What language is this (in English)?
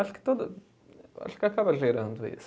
Portuguese